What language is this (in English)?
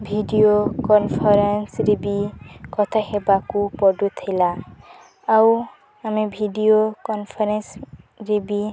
Odia